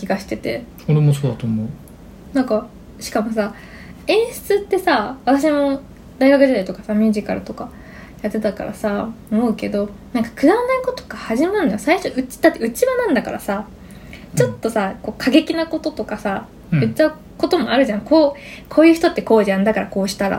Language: Japanese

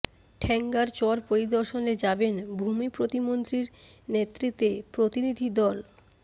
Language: Bangla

